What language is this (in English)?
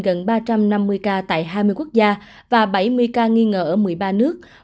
Vietnamese